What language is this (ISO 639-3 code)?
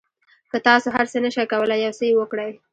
pus